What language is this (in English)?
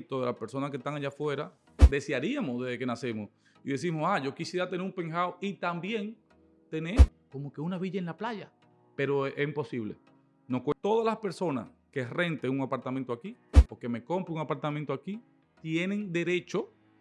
Spanish